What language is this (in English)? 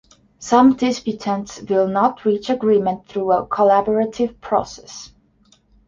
English